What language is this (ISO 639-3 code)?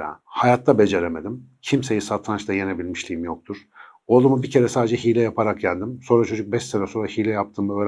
tur